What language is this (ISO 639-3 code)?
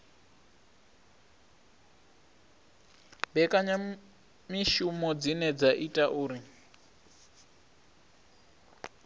ven